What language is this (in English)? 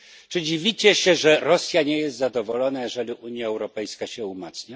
Polish